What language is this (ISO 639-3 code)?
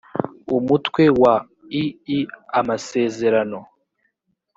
kin